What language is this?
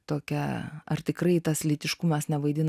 Lithuanian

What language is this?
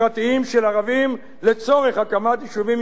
Hebrew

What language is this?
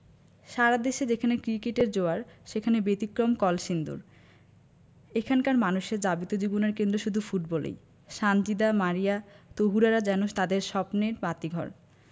Bangla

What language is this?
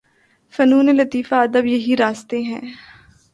Urdu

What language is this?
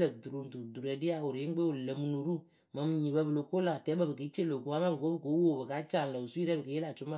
Akebu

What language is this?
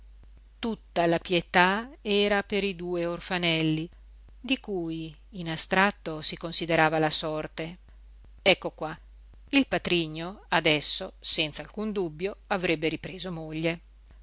Italian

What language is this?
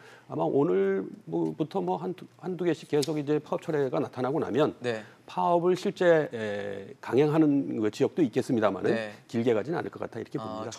Korean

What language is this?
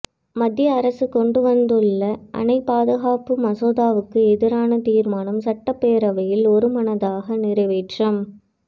Tamil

